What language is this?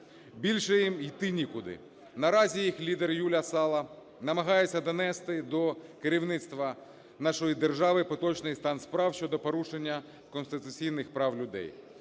Ukrainian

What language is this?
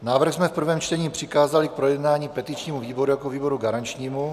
Czech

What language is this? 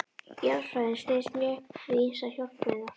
Icelandic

